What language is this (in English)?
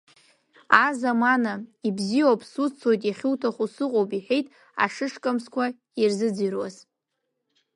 Abkhazian